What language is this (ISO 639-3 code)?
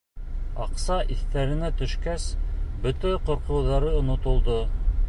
bak